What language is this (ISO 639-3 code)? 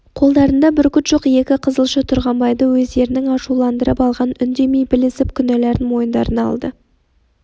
kaz